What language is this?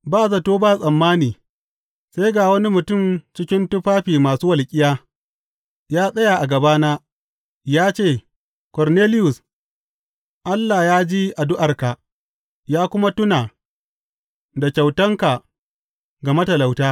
Hausa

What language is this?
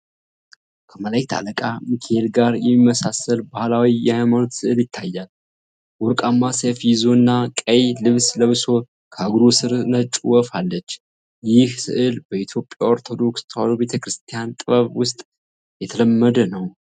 Amharic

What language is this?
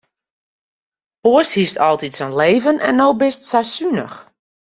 Western Frisian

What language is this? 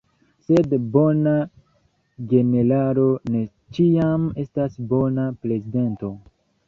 Esperanto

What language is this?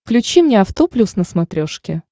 Russian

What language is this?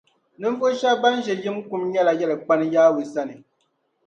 Dagbani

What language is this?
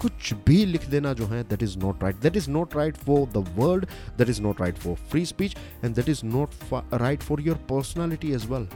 Hindi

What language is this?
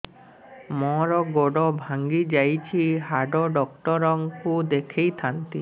Odia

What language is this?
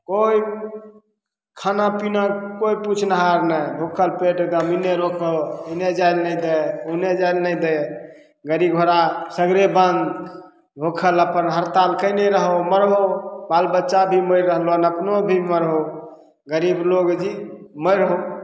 Maithili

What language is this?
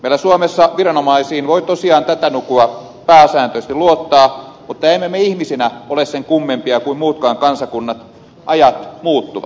Finnish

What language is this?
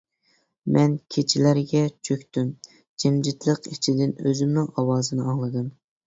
Uyghur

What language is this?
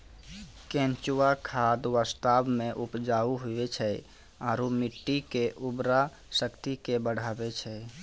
Maithili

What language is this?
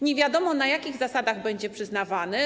Polish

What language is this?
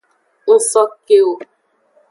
Aja (Benin)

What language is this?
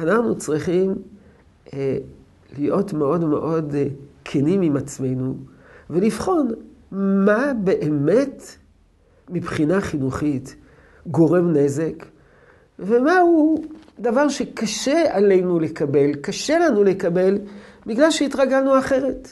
Hebrew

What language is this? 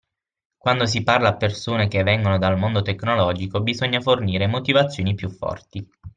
Italian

